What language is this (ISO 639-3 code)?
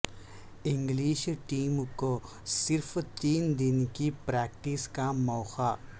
urd